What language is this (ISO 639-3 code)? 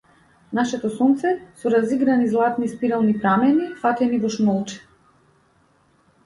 mkd